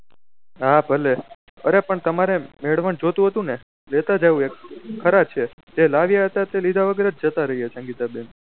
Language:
Gujarati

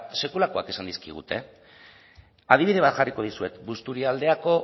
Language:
Basque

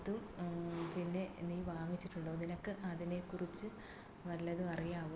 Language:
Malayalam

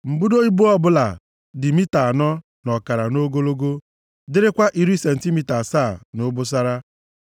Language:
Igbo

